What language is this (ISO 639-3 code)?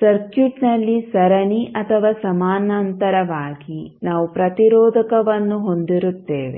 kan